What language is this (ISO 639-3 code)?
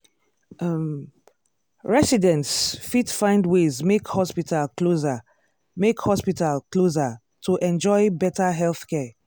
pcm